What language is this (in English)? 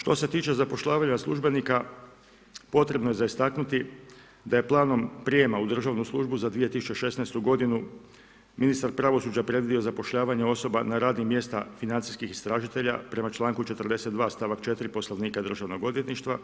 Croatian